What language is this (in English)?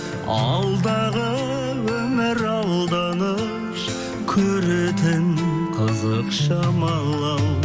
Kazakh